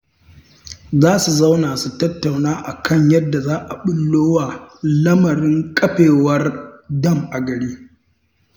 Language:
Hausa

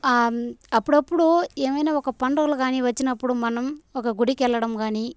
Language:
Telugu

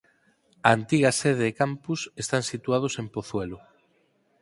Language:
Galician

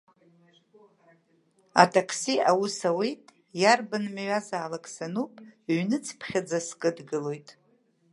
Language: Abkhazian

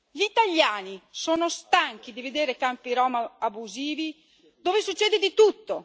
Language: Italian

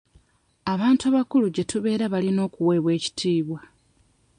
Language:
Ganda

